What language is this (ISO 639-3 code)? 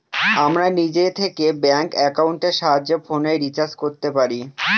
ben